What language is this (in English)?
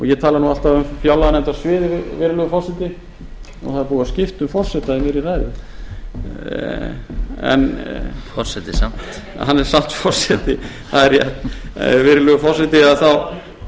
Icelandic